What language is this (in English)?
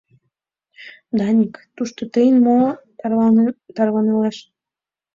Mari